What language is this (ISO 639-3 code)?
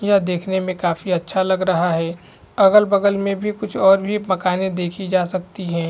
hin